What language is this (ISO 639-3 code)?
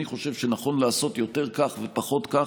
heb